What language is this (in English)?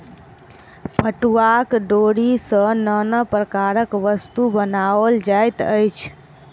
Maithili